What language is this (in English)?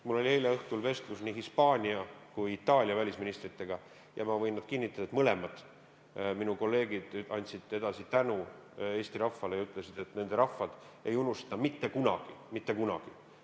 Estonian